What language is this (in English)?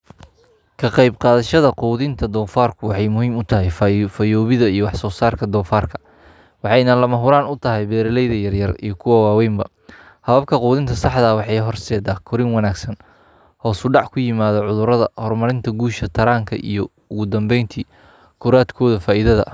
Somali